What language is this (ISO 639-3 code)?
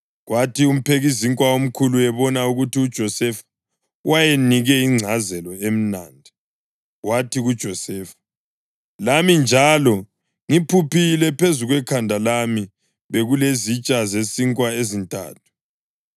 nde